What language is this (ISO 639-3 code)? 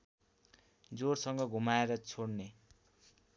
nep